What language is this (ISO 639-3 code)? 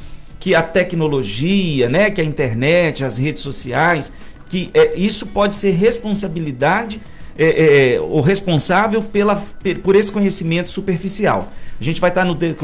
por